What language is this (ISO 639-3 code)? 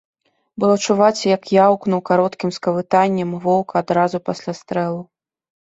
bel